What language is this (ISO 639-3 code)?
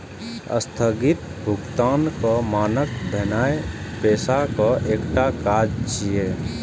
mai